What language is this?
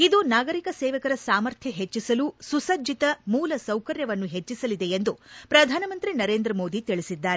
Kannada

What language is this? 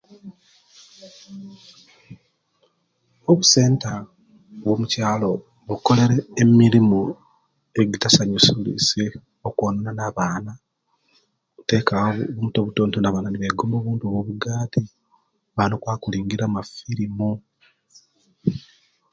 Kenyi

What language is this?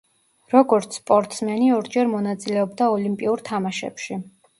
Georgian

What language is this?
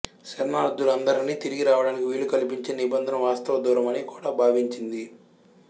Telugu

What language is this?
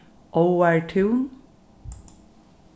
Faroese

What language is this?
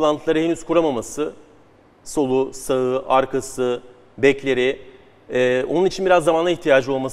Turkish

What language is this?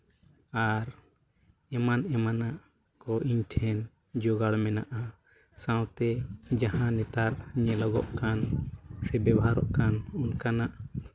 Santali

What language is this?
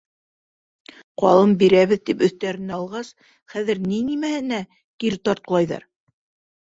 Bashkir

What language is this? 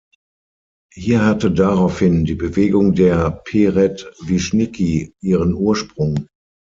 German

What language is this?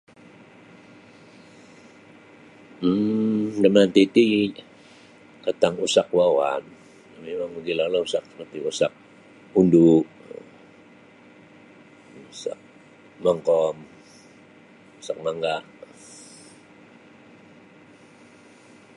Sabah Bisaya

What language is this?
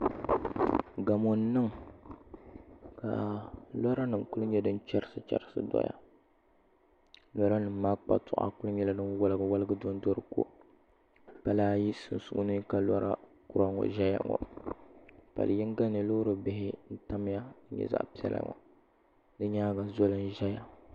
Dagbani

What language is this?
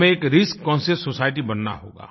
Hindi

